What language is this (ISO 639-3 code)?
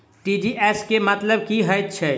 mai